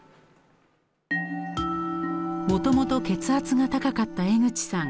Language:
Japanese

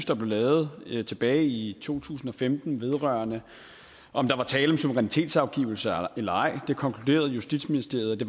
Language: Danish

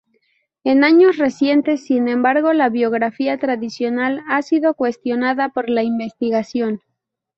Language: Spanish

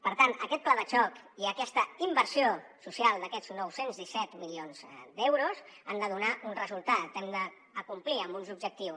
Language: Catalan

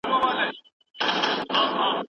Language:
Pashto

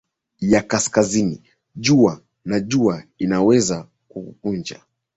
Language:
Swahili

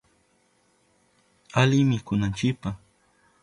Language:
Southern Pastaza Quechua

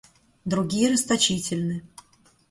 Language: Russian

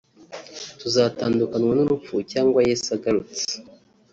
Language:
Kinyarwanda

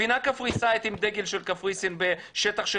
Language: Hebrew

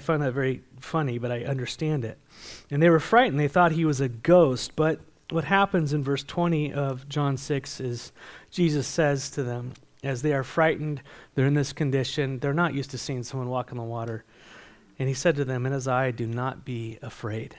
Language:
English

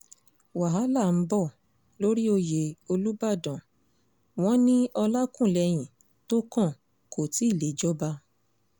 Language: Yoruba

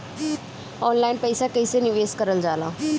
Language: Bhojpuri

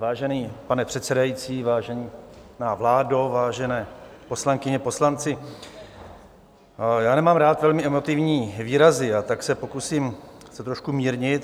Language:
Czech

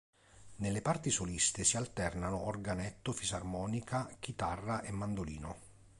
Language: Italian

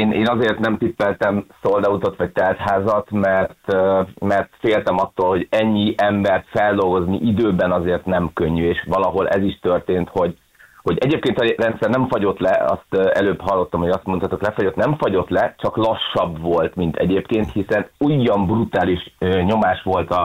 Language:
Hungarian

